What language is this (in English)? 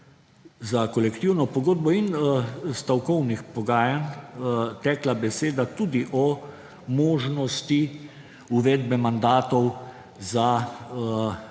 Slovenian